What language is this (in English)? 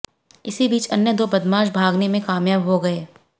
Hindi